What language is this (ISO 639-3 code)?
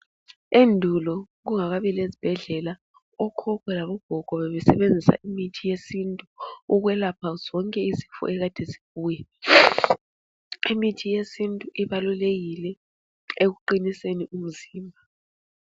nde